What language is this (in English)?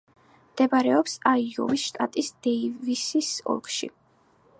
Georgian